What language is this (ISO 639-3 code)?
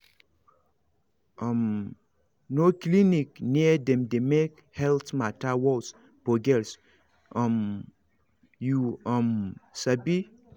pcm